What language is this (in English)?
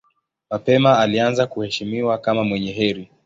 Swahili